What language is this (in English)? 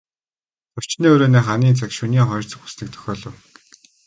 Mongolian